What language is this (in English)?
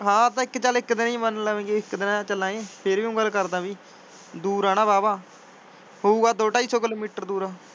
Punjabi